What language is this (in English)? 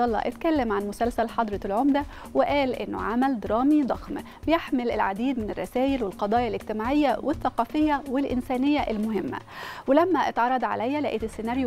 Arabic